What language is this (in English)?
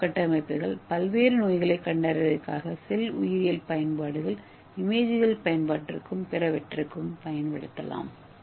Tamil